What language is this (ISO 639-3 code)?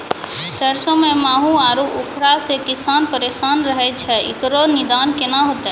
mai